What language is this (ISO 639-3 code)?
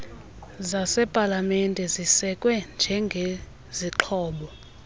xho